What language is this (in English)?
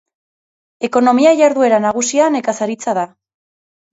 Basque